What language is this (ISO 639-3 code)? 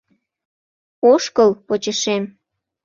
chm